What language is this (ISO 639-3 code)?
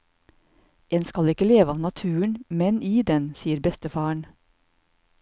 nor